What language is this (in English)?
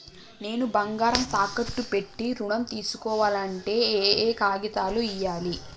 Telugu